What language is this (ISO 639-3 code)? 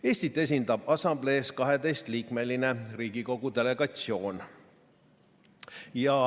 est